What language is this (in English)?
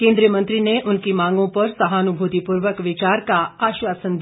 Hindi